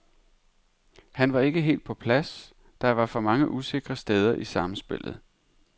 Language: Danish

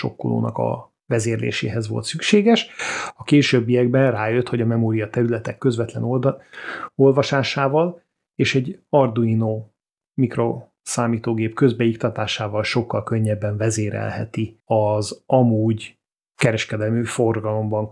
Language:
Hungarian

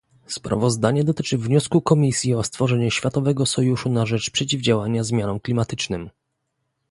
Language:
Polish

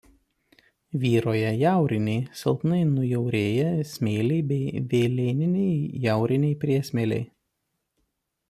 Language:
Lithuanian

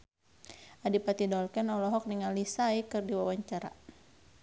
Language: Sundanese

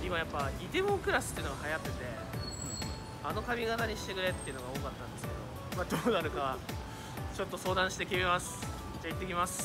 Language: Japanese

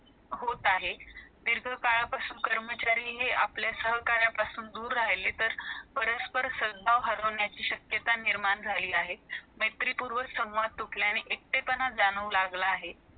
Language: Marathi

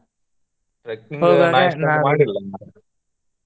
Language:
Kannada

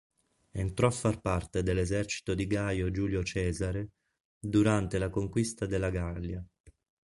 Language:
Italian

